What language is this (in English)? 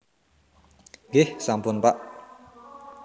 Javanese